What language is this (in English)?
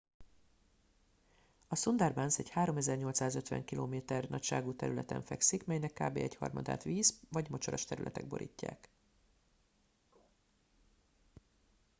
Hungarian